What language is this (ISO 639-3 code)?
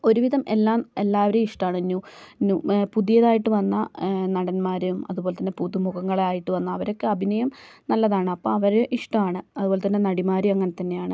mal